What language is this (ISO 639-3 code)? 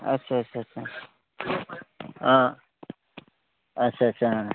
asm